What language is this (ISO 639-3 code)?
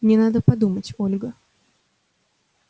rus